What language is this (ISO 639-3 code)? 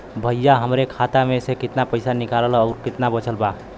bho